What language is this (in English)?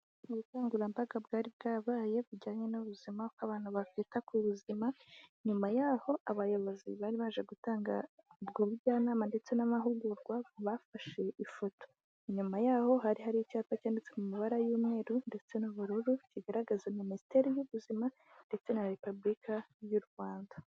Kinyarwanda